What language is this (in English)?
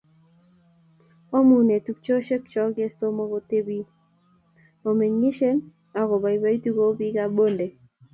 Kalenjin